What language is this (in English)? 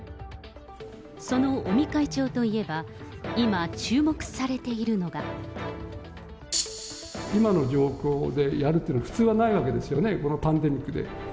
Japanese